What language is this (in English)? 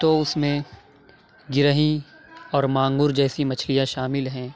Urdu